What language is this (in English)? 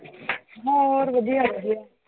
Punjabi